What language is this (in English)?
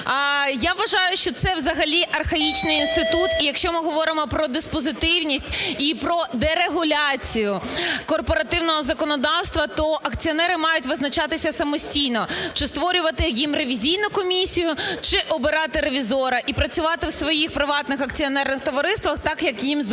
Ukrainian